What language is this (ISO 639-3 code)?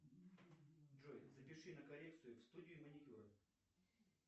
rus